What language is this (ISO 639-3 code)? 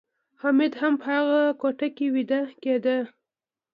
pus